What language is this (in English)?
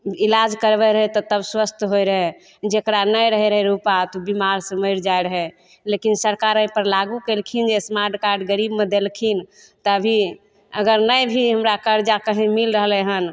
Maithili